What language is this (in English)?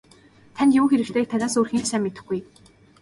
Mongolian